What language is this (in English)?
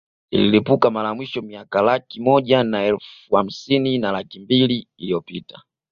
Swahili